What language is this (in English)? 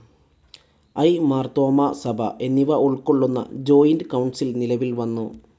Malayalam